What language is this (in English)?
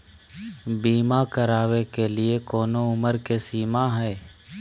Magahi